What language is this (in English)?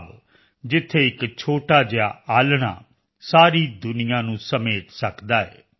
Punjabi